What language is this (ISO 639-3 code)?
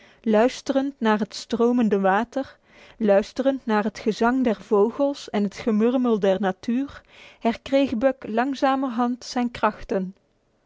nld